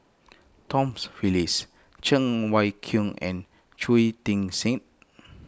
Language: English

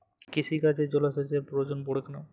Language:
Bangla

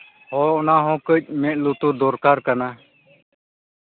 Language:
Santali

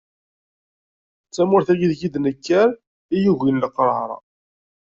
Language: Kabyle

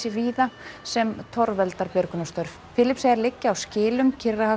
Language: Icelandic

